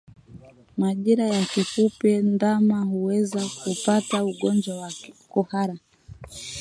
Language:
Swahili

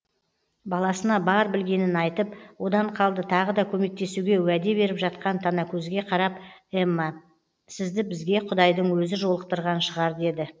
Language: Kazakh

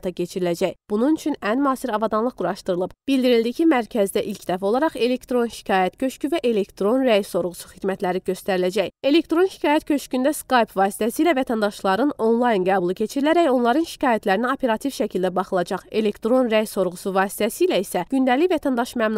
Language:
Turkish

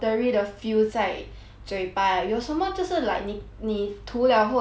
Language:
English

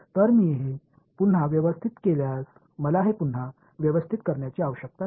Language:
Marathi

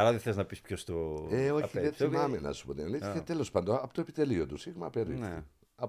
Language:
Greek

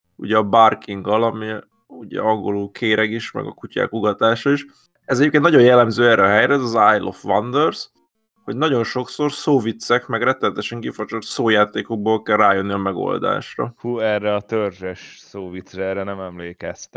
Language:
Hungarian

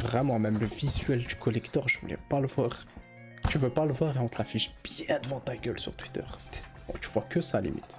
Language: French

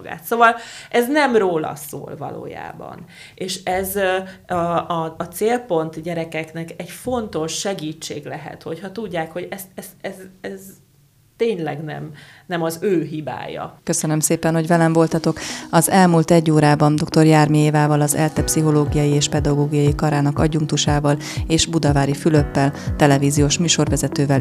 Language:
Hungarian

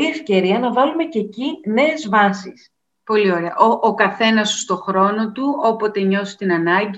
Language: Greek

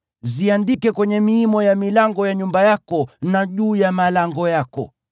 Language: Swahili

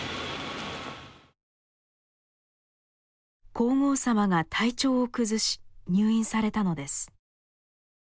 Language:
Japanese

